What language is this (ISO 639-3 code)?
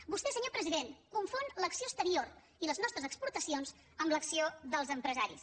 cat